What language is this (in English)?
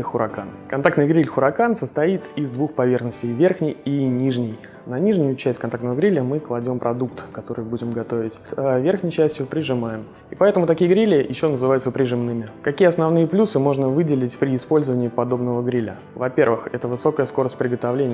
Russian